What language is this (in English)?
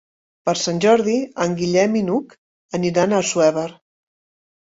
Catalan